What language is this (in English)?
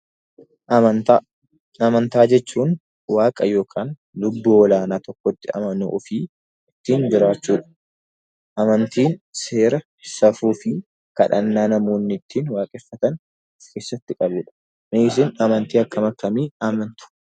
Oromo